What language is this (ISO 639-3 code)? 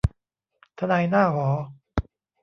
tha